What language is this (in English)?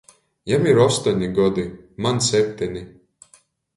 Latgalian